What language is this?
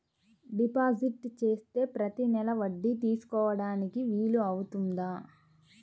Telugu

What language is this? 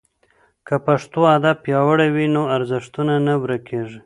Pashto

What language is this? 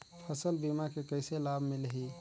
Chhattisgarhi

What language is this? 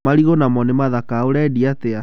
Kikuyu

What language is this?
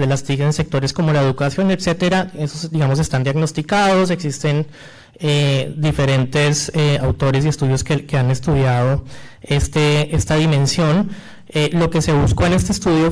Spanish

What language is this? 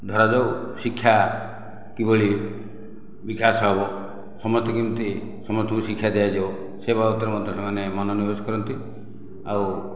Odia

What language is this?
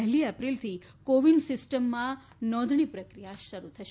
Gujarati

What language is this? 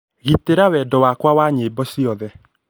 Kikuyu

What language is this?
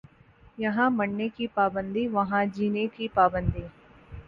Urdu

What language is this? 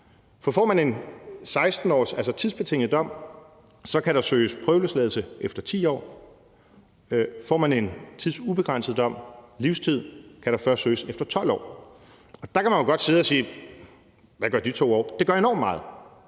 Danish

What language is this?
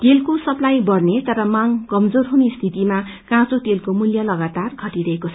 Nepali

